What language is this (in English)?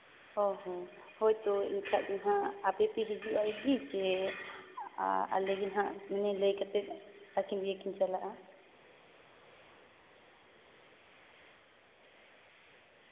Santali